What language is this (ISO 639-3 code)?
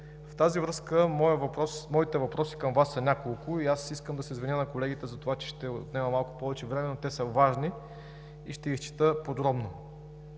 bul